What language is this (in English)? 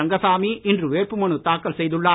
Tamil